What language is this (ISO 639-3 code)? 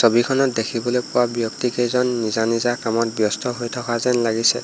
asm